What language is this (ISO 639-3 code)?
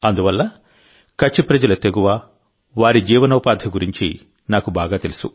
tel